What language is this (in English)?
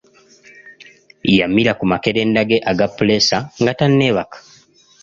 Ganda